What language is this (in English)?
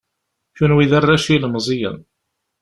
Kabyle